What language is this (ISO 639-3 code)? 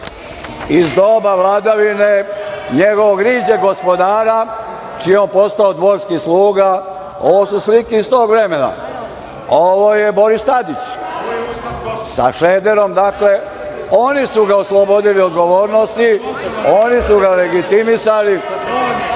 srp